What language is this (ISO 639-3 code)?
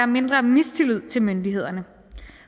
dan